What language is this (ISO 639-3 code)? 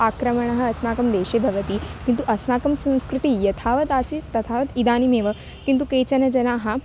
san